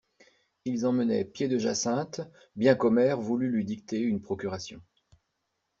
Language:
French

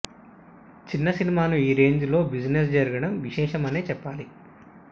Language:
Telugu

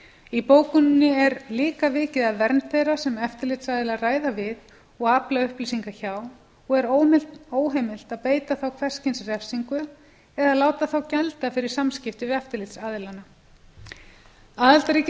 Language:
Icelandic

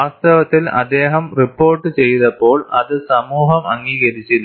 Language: Malayalam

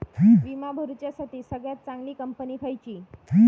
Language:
Marathi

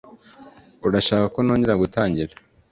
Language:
Kinyarwanda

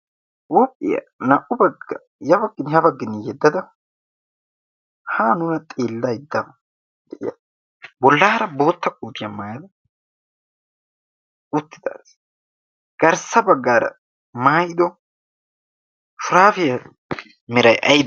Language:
Wolaytta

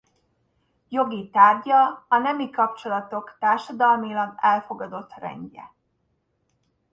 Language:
Hungarian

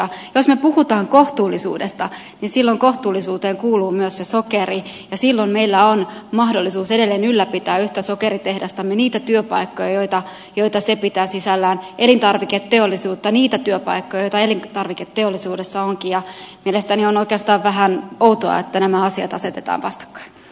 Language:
Finnish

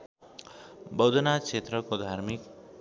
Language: Nepali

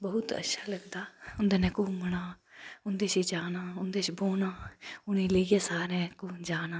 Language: Dogri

